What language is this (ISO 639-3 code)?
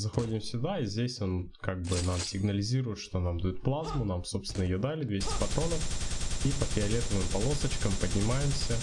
rus